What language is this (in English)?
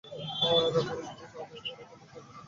Bangla